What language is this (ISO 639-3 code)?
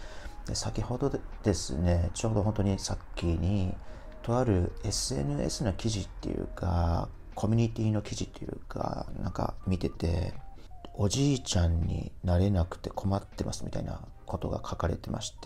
jpn